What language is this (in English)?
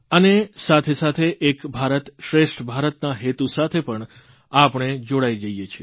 Gujarati